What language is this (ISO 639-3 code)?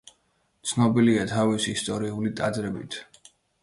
kat